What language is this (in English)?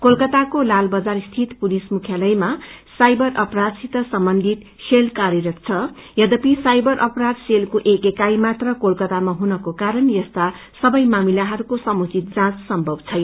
Nepali